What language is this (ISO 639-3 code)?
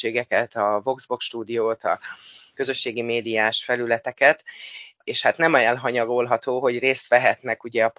hun